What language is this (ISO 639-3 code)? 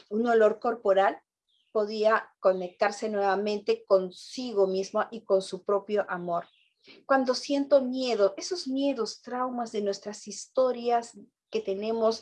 spa